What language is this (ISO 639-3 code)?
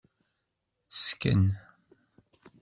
kab